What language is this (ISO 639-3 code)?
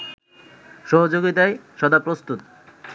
ben